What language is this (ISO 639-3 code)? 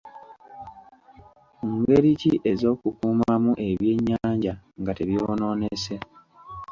lug